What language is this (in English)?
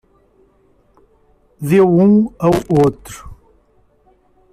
Portuguese